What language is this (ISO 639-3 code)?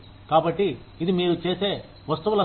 tel